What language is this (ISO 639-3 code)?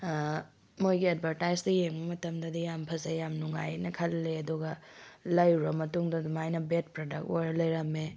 mni